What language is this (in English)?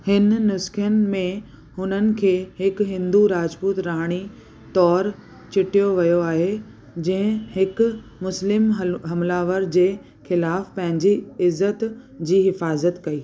Sindhi